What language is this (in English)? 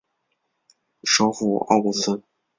Chinese